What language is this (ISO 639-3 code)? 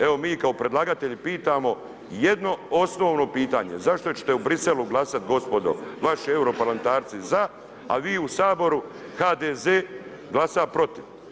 hrv